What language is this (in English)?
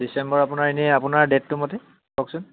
Assamese